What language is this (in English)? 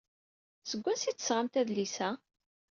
Kabyle